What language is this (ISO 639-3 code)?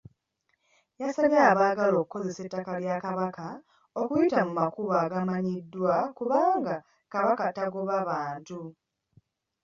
lug